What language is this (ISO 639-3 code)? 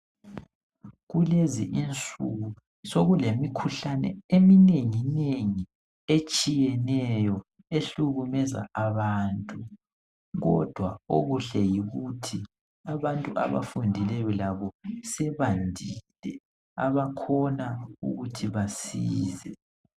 nde